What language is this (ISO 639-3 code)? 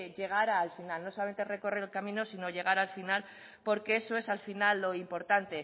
spa